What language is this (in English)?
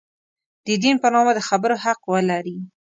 Pashto